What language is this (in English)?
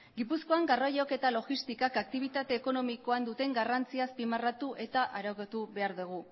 Basque